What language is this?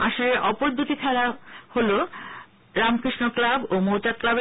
Bangla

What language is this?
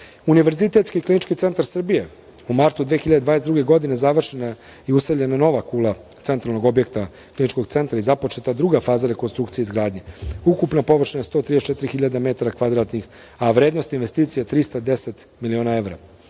Serbian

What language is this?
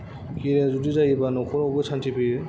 Bodo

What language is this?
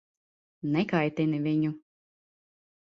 Latvian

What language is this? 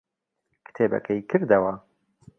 Central Kurdish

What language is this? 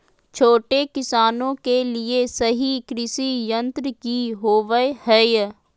Magahi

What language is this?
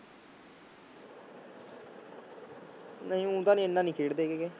Punjabi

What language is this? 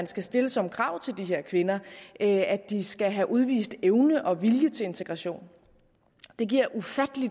Danish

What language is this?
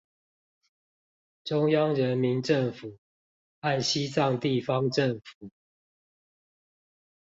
Chinese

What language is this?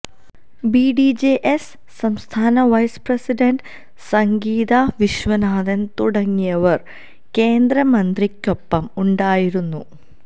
Malayalam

